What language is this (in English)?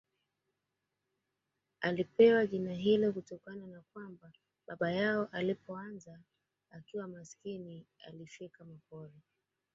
Swahili